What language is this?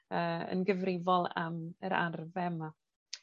Welsh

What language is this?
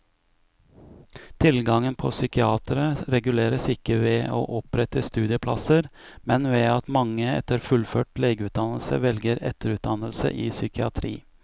Norwegian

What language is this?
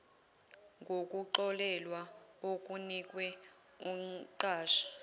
Zulu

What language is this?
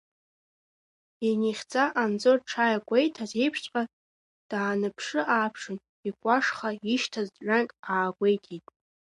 Abkhazian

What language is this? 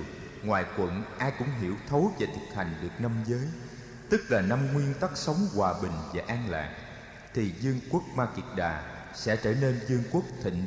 Vietnamese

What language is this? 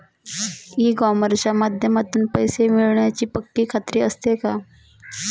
Marathi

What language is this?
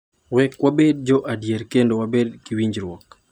Luo (Kenya and Tanzania)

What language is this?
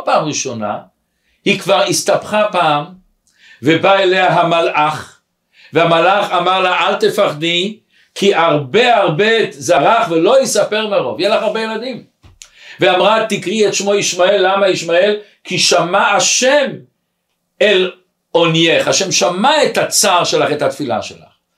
Hebrew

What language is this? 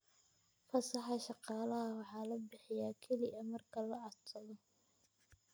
Somali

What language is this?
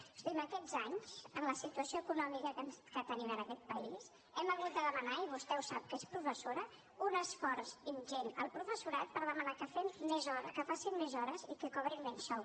Catalan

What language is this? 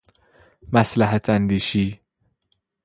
Persian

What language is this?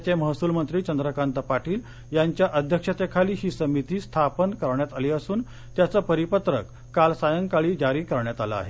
Marathi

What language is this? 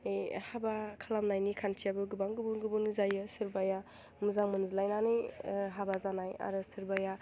Bodo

